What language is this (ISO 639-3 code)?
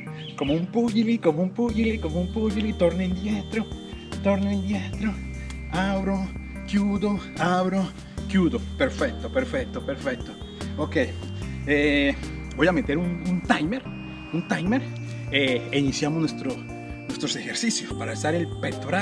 spa